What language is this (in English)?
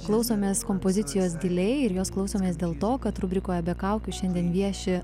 Lithuanian